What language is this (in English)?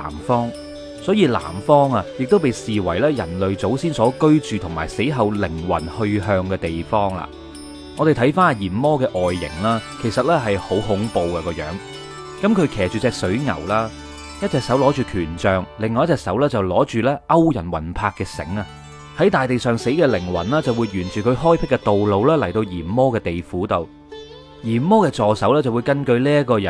Chinese